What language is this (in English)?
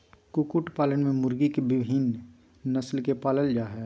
Magahi